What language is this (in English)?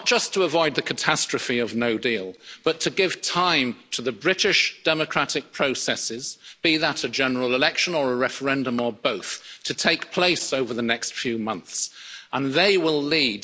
English